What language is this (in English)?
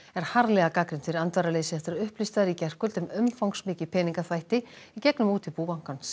Icelandic